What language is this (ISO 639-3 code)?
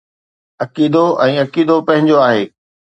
snd